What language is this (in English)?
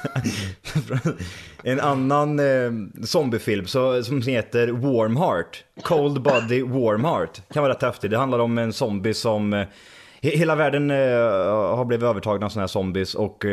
Swedish